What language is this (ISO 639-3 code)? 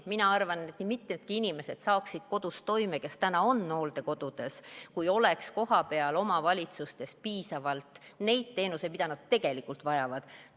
est